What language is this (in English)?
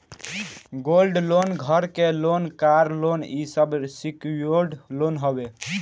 Bhojpuri